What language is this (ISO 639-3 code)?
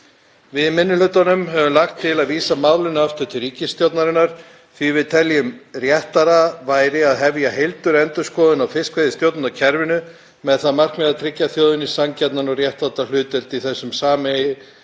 isl